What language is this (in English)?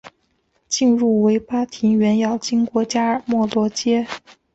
Chinese